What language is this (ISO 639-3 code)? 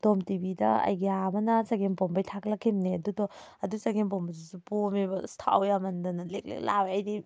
mni